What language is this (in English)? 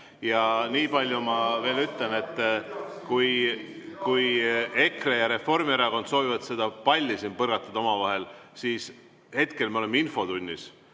Estonian